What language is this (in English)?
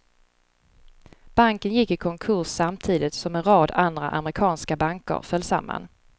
Swedish